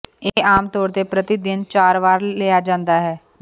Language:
Punjabi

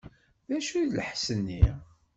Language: Kabyle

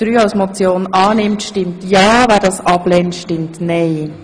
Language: Swiss German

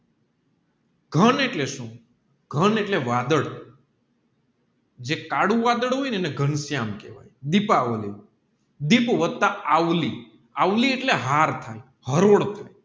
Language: Gujarati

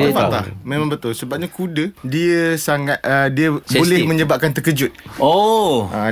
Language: Malay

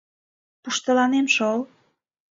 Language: Mari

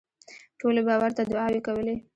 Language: Pashto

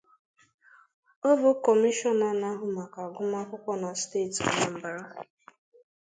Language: Igbo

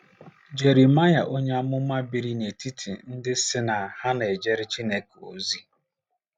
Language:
Igbo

